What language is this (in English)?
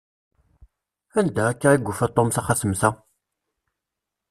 Kabyle